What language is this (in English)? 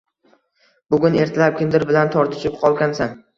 Uzbek